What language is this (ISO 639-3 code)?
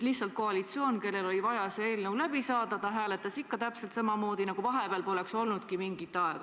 est